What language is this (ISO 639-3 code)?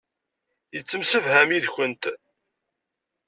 kab